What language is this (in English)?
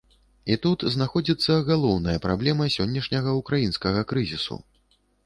Belarusian